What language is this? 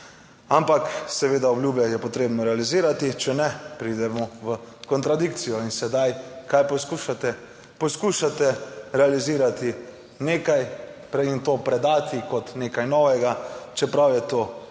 Slovenian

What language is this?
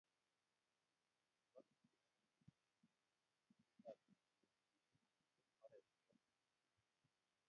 Kalenjin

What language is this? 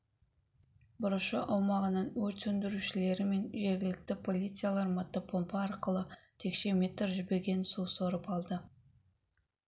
Kazakh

